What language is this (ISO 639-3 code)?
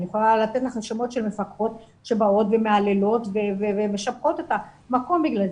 heb